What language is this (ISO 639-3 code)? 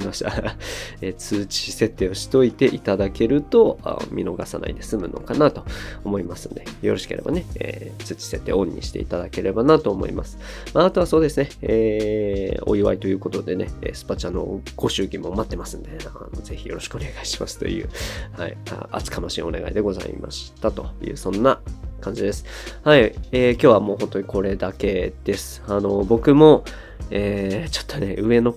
jpn